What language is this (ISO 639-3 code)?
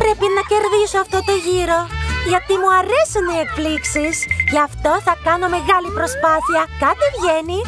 ell